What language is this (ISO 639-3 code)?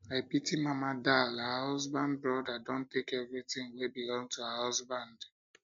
pcm